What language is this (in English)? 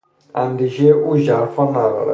Persian